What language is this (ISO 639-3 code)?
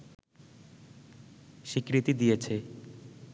ben